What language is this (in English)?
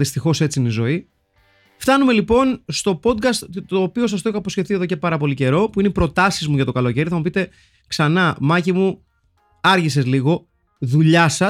Greek